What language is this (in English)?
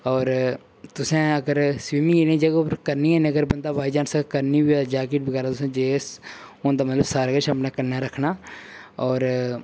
Dogri